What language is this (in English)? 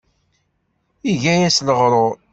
Kabyle